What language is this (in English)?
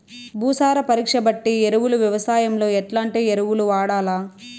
Telugu